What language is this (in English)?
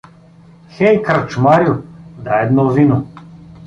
Bulgarian